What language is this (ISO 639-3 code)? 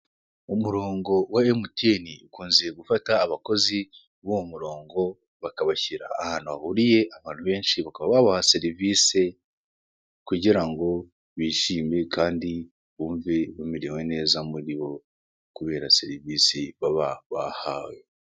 kin